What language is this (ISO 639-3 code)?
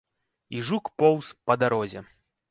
bel